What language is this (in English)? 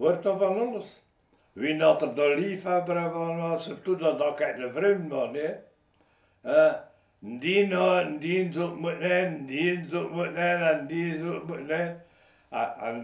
Dutch